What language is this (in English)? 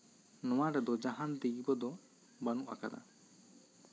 Santali